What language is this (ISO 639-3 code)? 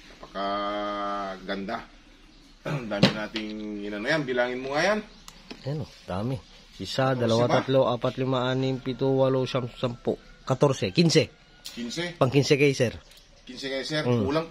fil